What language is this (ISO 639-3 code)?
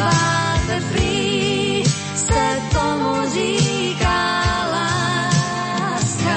slk